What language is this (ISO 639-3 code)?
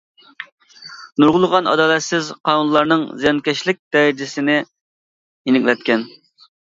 uig